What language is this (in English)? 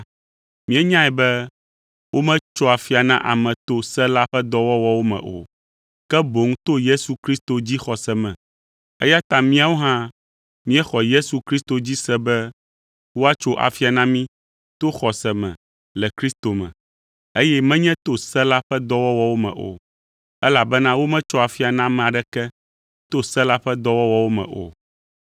Ewe